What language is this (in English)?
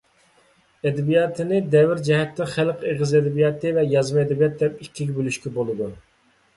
Uyghur